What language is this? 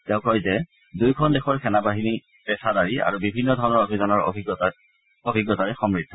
Assamese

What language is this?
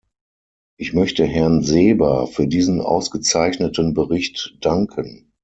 German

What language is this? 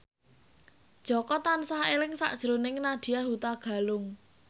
Javanese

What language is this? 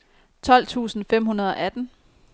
Danish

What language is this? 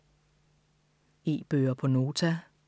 Danish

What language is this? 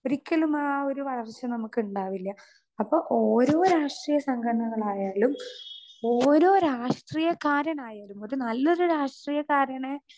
Malayalam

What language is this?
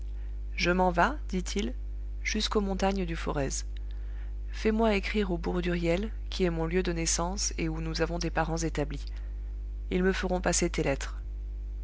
French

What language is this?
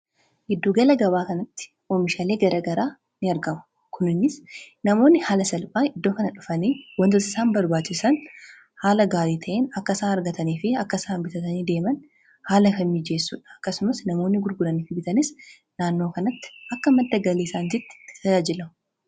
Oromo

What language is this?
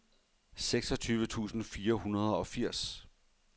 Danish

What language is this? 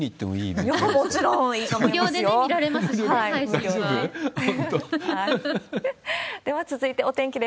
Japanese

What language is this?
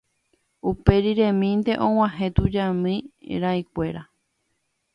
Guarani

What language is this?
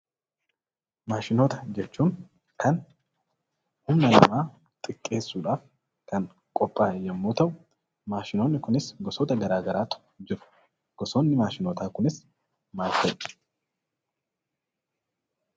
Oromo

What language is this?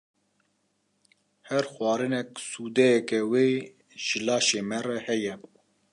Kurdish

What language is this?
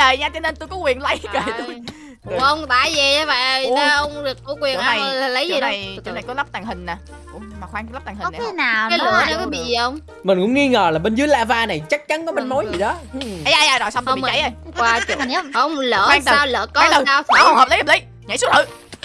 Vietnamese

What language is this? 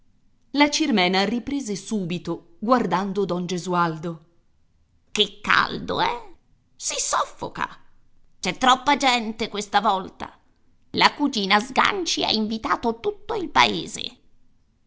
Italian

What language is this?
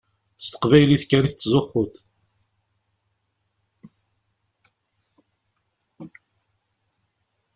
Kabyle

